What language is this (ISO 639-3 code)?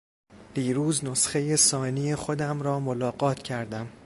fas